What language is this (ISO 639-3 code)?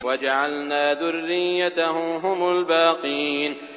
ara